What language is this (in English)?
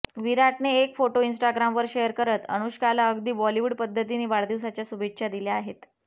Marathi